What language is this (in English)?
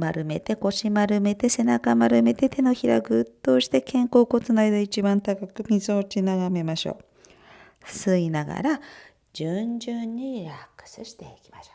Japanese